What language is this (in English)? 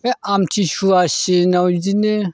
Bodo